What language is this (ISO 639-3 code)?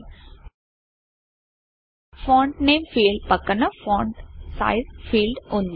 tel